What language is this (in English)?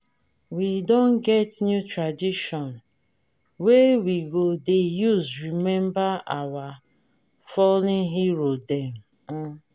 Nigerian Pidgin